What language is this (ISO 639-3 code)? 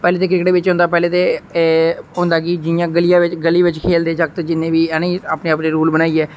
doi